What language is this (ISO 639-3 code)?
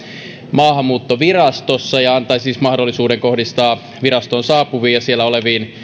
fin